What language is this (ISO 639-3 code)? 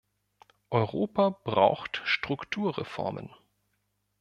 deu